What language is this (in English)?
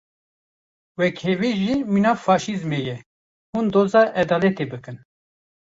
Kurdish